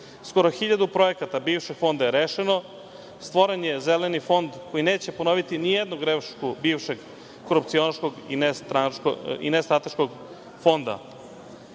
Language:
Serbian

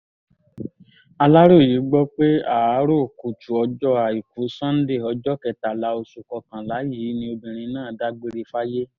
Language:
Yoruba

